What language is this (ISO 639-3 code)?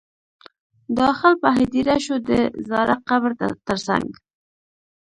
pus